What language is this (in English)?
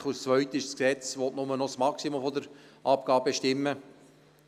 Swiss German